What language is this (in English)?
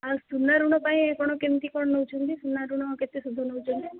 Odia